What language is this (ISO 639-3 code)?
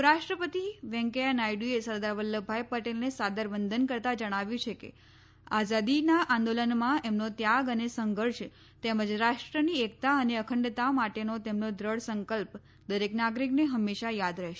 guj